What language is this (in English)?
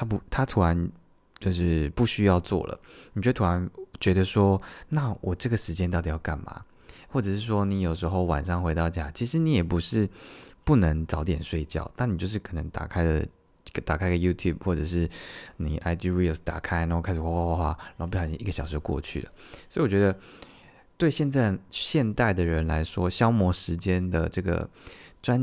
Chinese